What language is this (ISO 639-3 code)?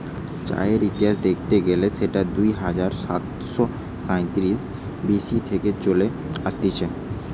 ben